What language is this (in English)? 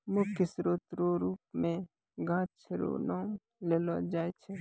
Maithili